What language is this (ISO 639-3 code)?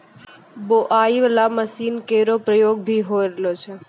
mai